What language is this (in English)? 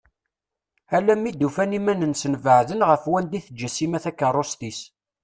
Kabyle